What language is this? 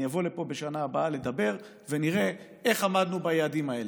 Hebrew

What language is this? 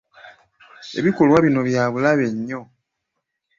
Ganda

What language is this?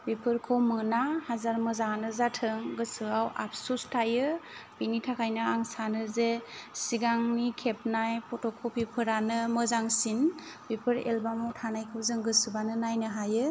Bodo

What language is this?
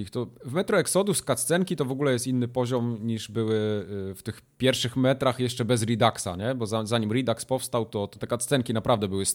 Polish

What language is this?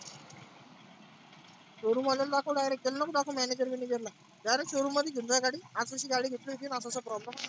Marathi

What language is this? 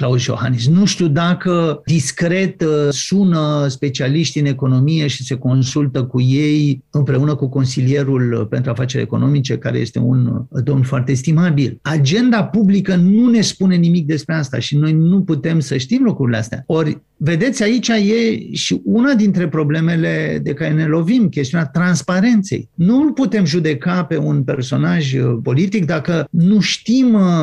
Romanian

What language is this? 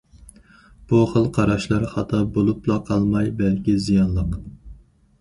Uyghur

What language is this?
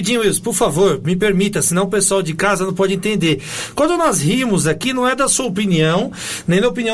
Portuguese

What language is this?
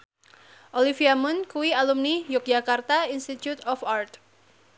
Javanese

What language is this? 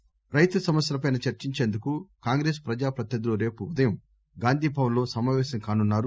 Telugu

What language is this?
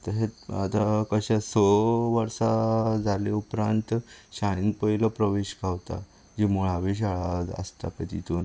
Konkani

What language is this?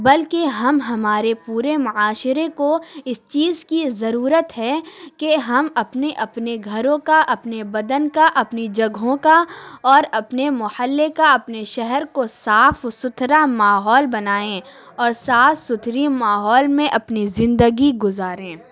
Urdu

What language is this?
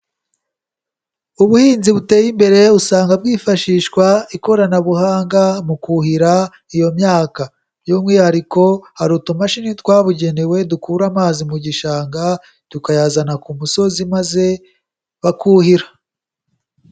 Kinyarwanda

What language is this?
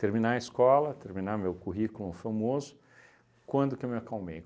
Portuguese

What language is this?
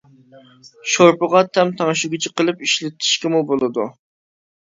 Uyghur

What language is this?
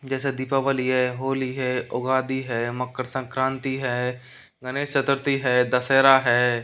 Hindi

